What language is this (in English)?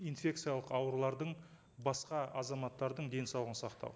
Kazakh